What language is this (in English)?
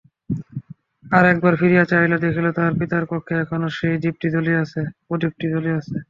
Bangla